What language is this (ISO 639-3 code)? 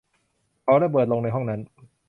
tha